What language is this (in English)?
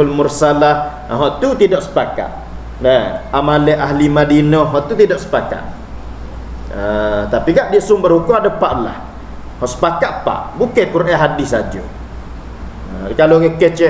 Malay